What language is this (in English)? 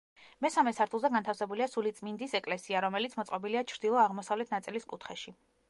Georgian